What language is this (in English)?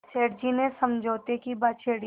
Hindi